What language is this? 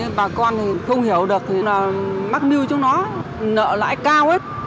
Vietnamese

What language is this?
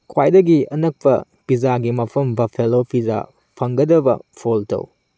Manipuri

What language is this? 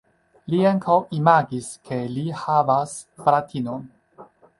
Esperanto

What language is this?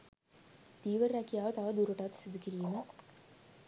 Sinhala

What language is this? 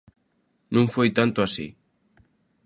Galician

